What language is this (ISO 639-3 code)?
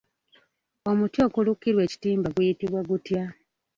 lug